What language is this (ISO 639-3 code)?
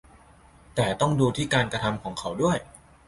tha